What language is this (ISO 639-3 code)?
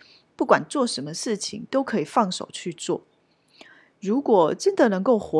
zho